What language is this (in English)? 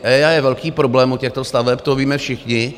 Czech